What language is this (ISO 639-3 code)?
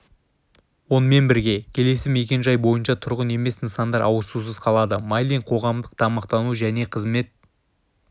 kaz